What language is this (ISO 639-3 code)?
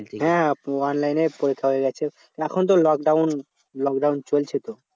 ben